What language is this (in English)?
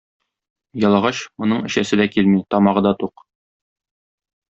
Tatar